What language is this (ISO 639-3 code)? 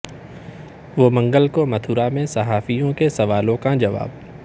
urd